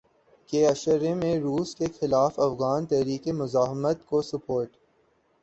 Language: Urdu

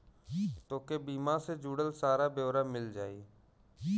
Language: Bhojpuri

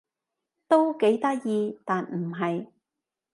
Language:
Cantonese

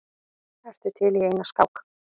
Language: Icelandic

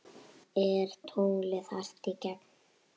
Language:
Icelandic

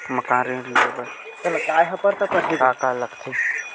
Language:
Chhattisgarhi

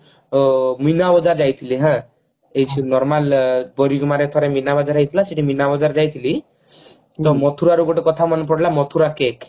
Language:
Odia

